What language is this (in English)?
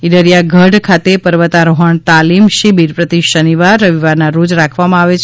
Gujarati